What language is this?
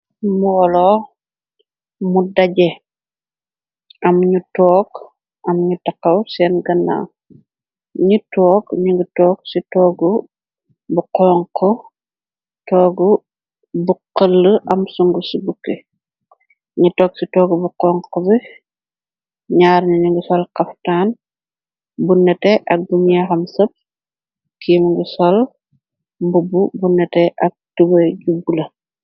Wolof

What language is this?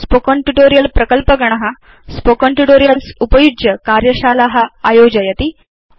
Sanskrit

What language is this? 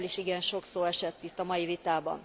Hungarian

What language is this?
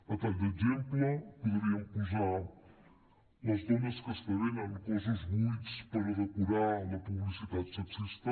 Catalan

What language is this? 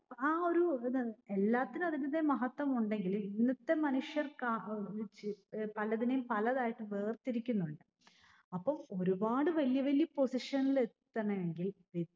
Malayalam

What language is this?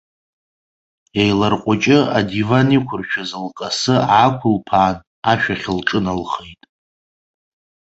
Abkhazian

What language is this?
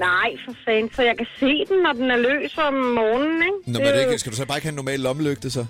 Danish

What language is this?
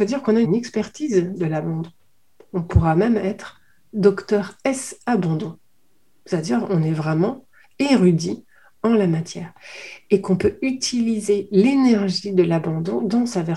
French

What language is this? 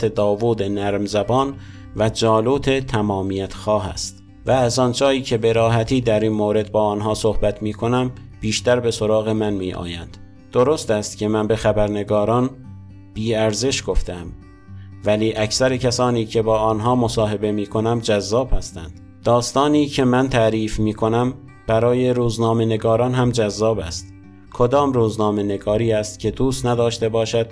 Persian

